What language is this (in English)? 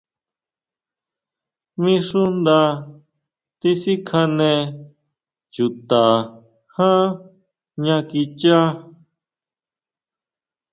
Huautla Mazatec